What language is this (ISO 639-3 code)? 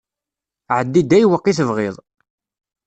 kab